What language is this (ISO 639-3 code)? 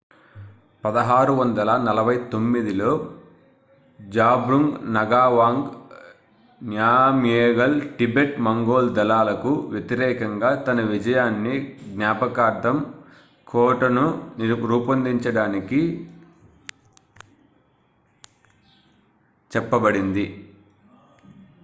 tel